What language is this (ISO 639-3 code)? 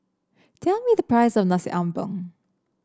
eng